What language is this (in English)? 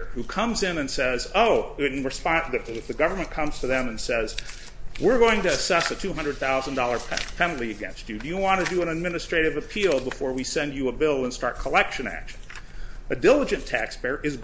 English